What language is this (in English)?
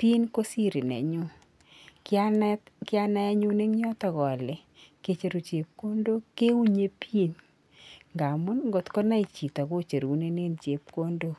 Kalenjin